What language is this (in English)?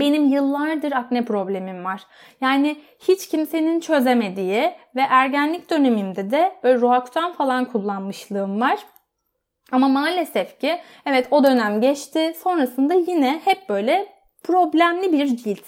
Turkish